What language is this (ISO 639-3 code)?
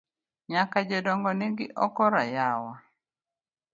luo